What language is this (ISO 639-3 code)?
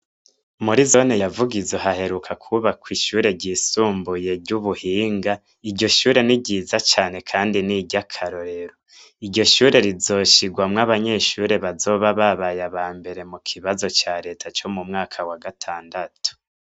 run